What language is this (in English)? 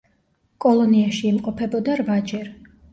Georgian